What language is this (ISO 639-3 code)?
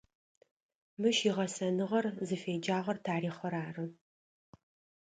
ady